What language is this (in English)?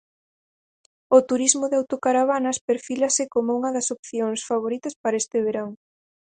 Galician